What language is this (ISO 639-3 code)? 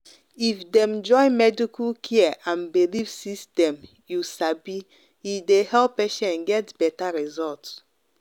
pcm